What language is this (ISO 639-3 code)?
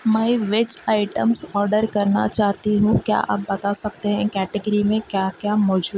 urd